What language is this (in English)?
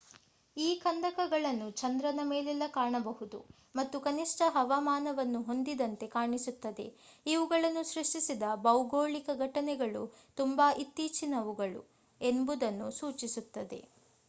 Kannada